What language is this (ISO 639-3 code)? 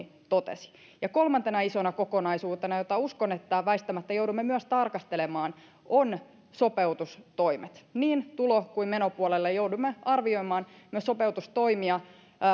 fin